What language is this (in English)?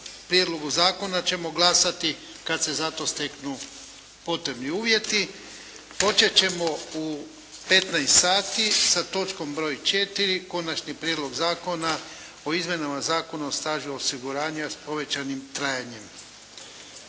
Croatian